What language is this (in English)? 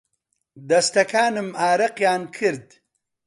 Central Kurdish